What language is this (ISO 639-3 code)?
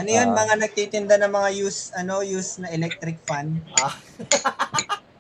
fil